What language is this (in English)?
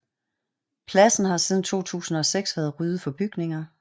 Danish